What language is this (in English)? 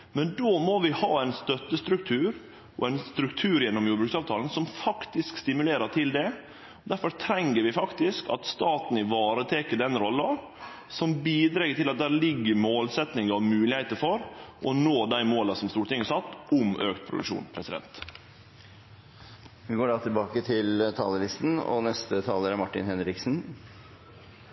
Norwegian